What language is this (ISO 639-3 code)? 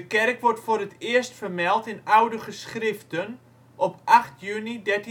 nld